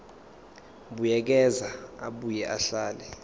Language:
Zulu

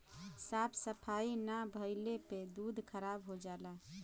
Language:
Bhojpuri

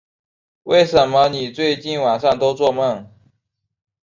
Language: Chinese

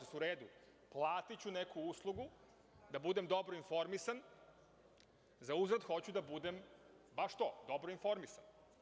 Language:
Serbian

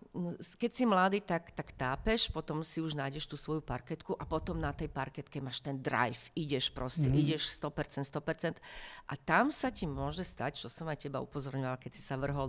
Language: Slovak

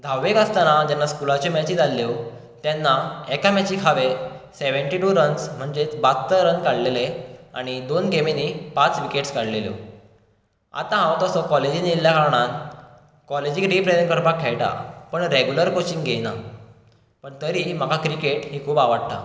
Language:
Konkani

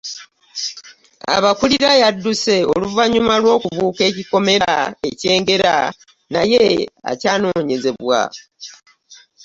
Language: Ganda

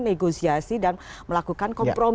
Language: Indonesian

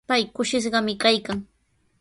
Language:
Sihuas Ancash Quechua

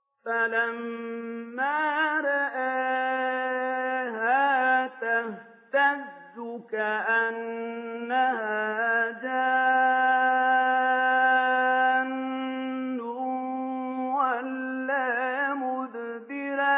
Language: Arabic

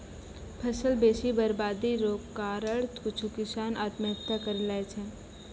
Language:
Maithili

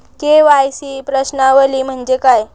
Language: Marathi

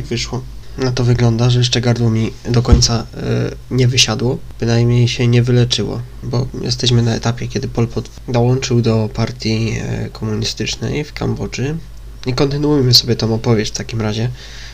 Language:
Polish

